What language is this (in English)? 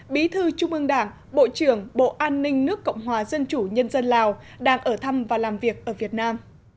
Vietnamese